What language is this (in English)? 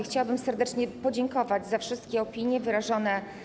Polish